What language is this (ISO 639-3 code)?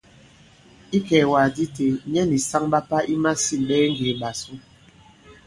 abb